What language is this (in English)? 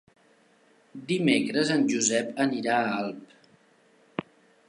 Catalan